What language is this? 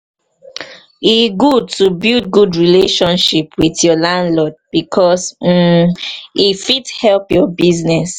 Nigerian Pidgin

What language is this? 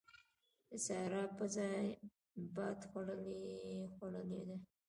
Pashto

